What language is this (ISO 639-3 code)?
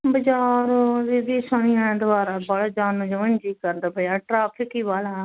pan